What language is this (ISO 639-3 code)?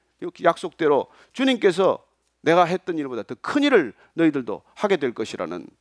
kor